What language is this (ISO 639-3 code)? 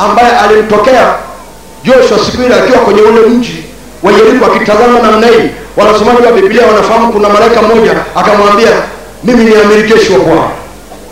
swa